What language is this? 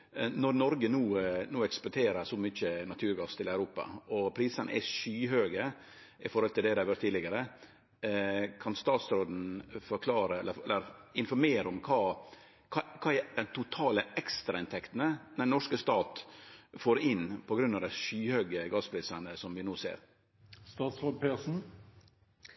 Norwegian Nynorsk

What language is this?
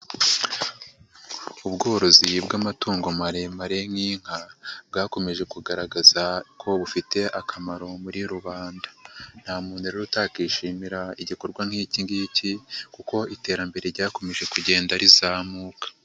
Kinyarwanda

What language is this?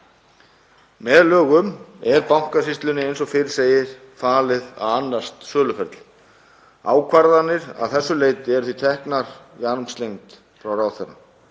Icelandic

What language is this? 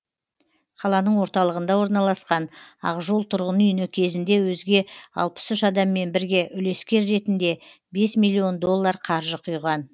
Kazakh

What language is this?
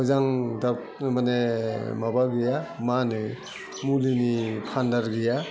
Bodo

